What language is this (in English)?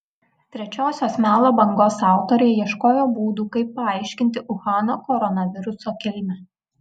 Lithuanian